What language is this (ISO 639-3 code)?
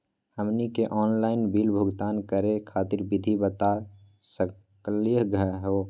mag